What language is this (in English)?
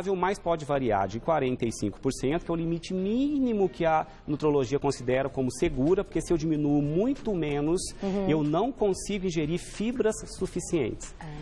Portuguese